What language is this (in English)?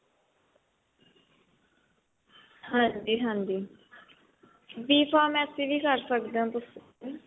Punjabi